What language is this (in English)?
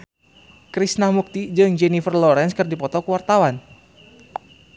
Sundanese